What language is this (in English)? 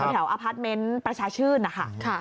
Thai